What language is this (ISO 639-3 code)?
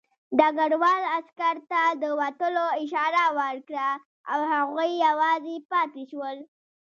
pus